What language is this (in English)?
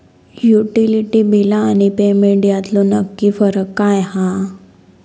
Marathi